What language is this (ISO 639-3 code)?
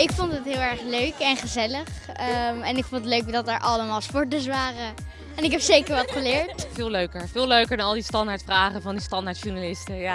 nld